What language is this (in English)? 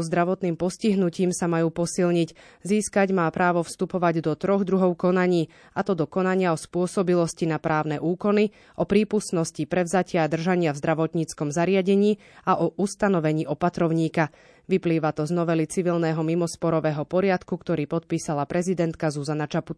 Slovak